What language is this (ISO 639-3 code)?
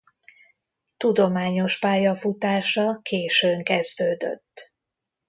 hun